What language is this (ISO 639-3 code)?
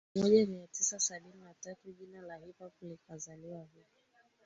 swa